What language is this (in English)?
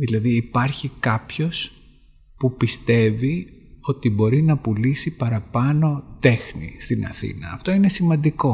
Greek